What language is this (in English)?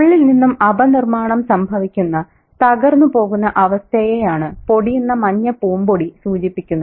Malayalam